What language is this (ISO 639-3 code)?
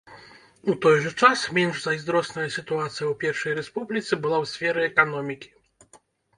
bel